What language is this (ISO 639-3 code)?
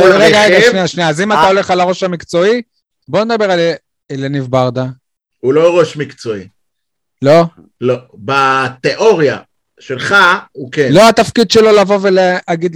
heb